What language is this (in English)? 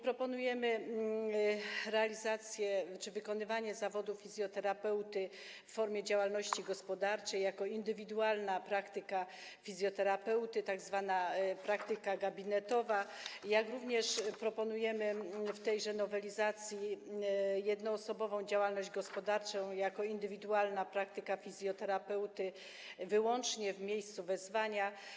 Polish